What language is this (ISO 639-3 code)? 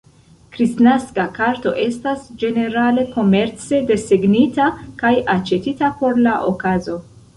epo